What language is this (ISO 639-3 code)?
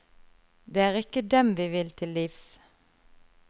nor